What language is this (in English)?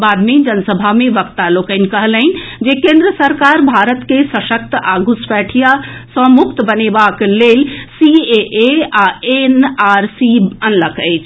Maithili